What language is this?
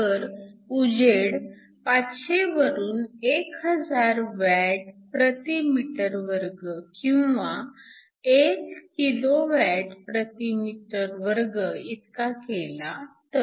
Marathi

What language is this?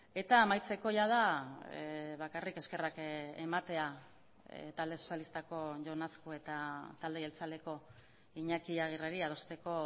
Basque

